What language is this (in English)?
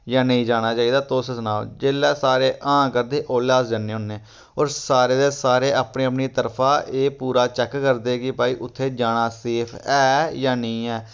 Dogri